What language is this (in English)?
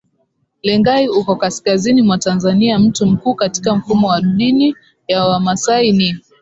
Swahili